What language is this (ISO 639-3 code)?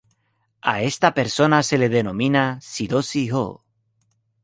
spa